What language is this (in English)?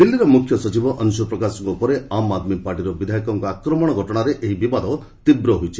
Odia